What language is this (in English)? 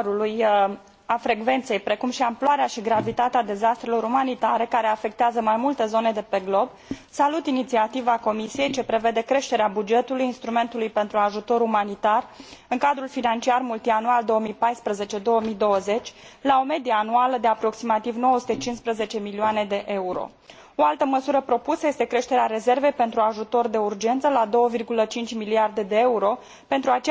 Romanian